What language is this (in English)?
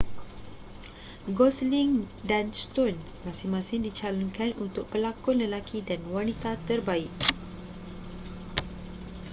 Malay